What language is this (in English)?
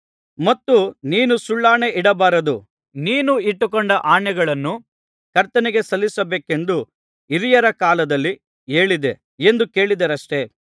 Kannada